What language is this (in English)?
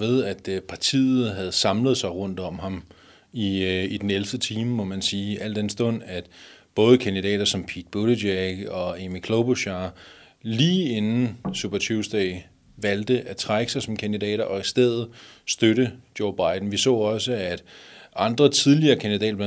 Danish